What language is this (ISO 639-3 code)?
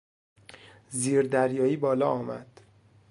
fas